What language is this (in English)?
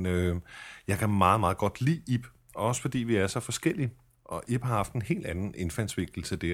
Danish